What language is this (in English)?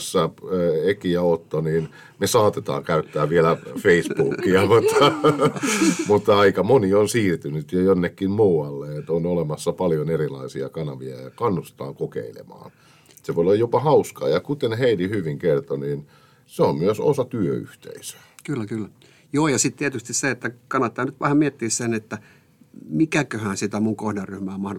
Finnish